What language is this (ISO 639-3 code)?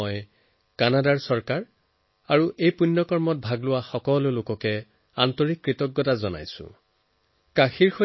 asm